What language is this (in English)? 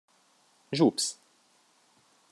Hungarian